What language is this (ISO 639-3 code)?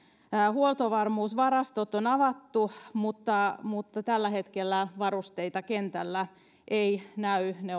fin